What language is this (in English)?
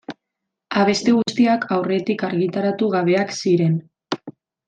Basque